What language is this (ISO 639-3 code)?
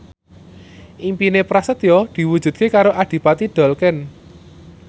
jav